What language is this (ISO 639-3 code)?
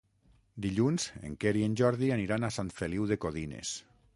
cat